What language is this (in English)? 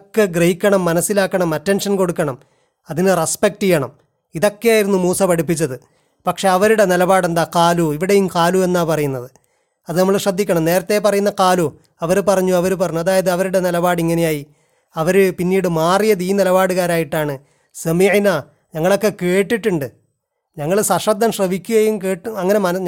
Malayalam